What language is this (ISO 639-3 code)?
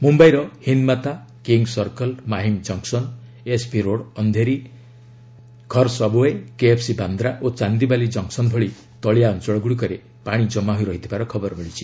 ori